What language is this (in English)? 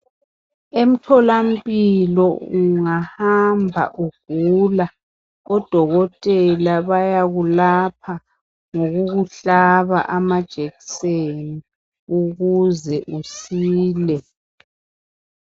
North Ndebele